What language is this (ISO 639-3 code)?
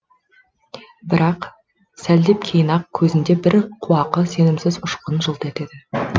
kaz